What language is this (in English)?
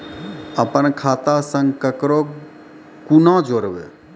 Maithili